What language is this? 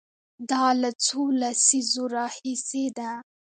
Pashto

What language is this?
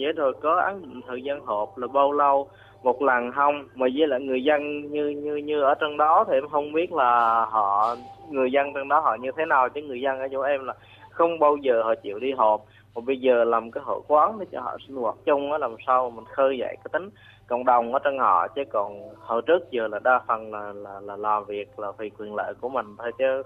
Vietnamese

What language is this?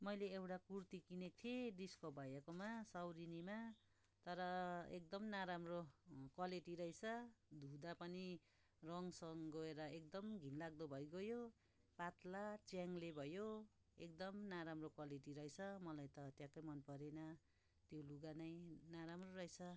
Nepali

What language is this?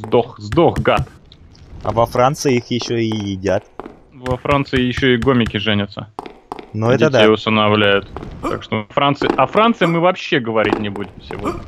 Russian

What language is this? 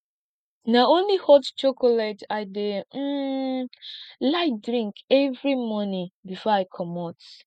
Nigerian Pidgin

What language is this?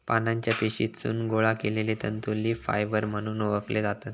Marathi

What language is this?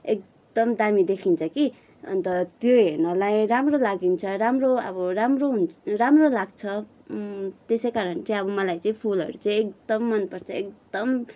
Nepali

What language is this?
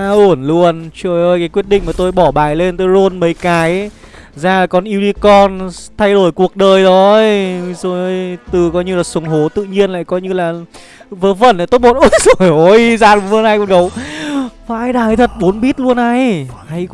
Vietnamese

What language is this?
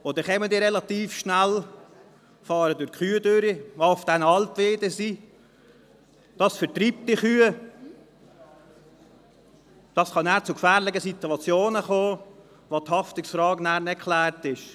Swiss German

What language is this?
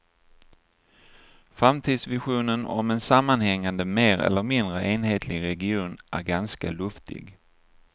Swedish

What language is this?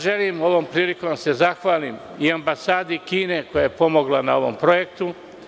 Serbian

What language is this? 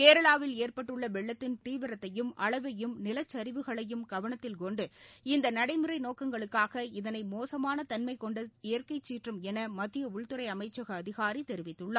Tamil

